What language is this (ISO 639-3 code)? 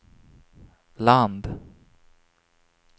swe